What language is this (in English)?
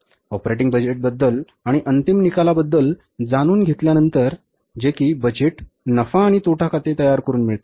Marathi